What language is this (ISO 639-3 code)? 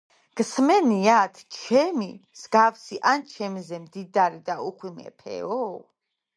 kat